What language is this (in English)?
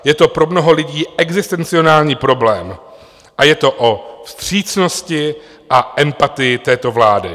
Czech